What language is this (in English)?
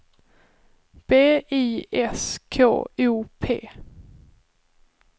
Swedish